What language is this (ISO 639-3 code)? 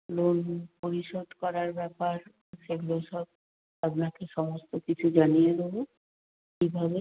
ben